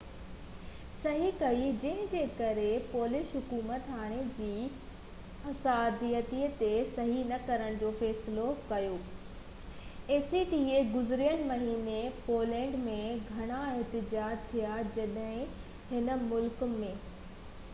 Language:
Sindhi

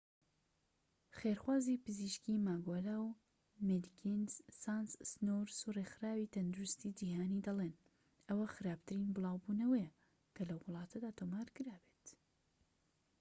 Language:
Central Kurdish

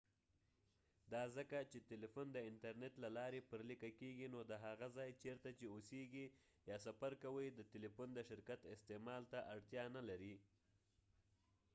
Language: Pashto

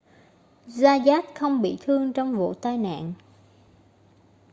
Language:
Vietnamese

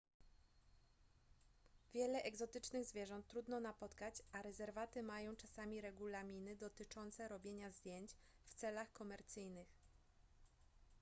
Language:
Polish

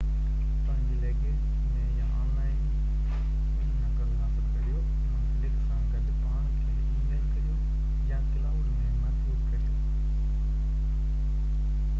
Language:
Sindhi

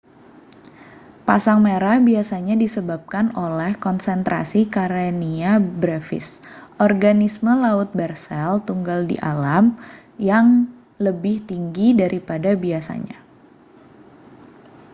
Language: Indonesian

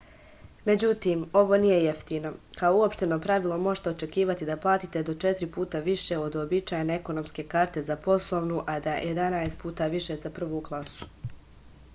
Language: Serbian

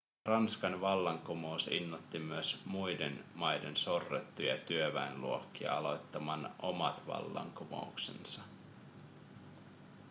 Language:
Finnish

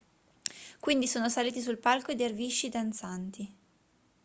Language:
Italian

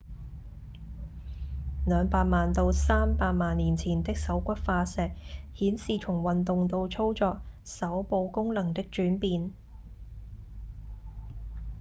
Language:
Cantonese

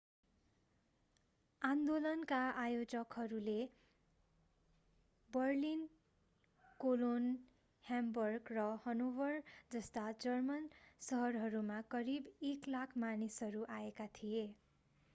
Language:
Nepali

